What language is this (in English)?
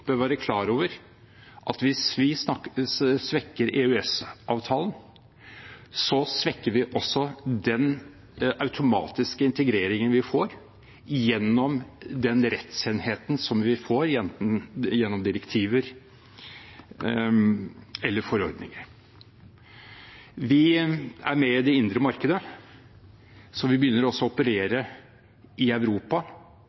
Norwegian Bokmål